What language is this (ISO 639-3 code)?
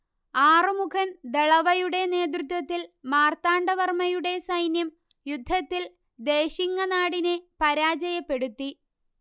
mal